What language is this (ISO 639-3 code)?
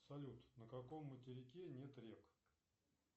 rus